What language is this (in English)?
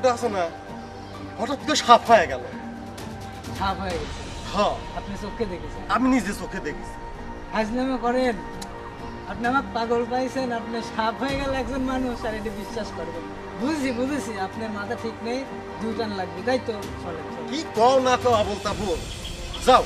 Hindi